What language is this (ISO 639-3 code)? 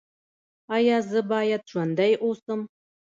pus